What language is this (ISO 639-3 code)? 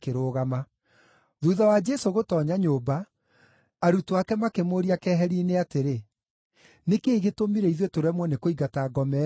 kik